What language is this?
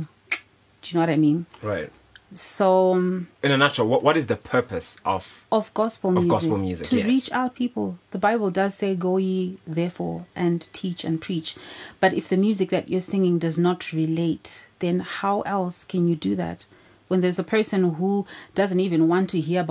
English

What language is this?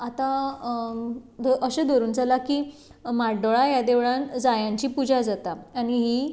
Konkani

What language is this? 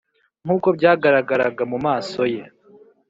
Kinyarwanda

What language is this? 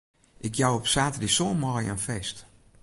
Western Frisian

